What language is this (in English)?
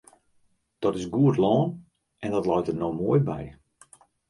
Western Frisian